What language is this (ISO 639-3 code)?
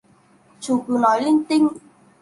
vie